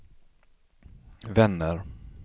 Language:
Swedish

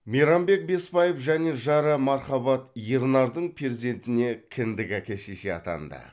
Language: Kazakh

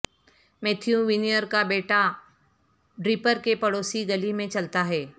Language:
Urdu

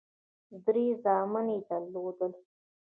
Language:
Pashto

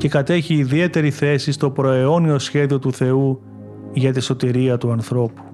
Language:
Greek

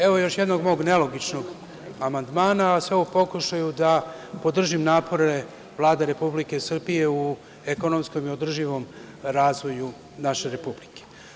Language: Serbian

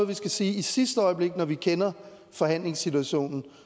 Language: Danish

